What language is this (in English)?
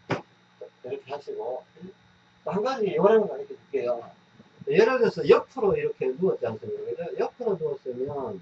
Korean